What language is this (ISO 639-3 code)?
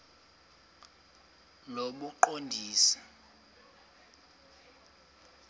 xho